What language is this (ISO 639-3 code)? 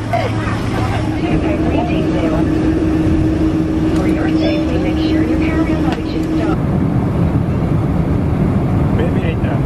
nld